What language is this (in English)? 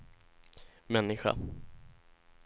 Swedish